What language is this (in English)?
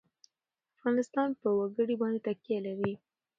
Pashto